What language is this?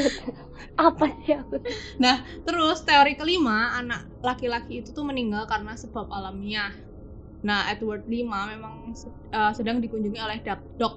Indonesian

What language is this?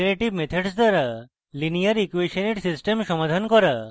Bangla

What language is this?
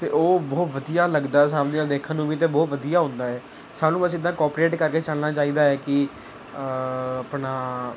Punjabi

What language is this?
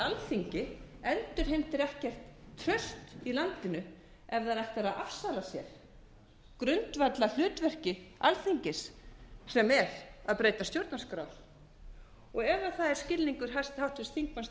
Icelandic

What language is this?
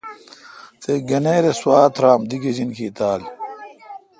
Kalkoti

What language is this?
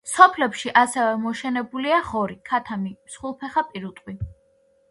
Georgian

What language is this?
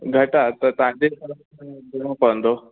Sindhi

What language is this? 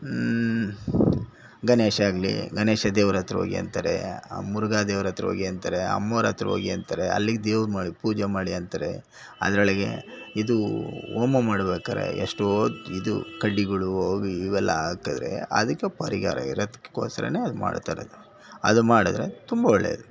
Kannada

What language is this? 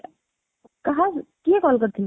Odia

